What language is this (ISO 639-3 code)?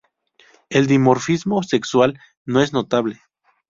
spa